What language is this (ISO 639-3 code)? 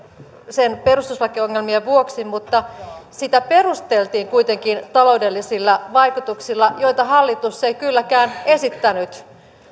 fin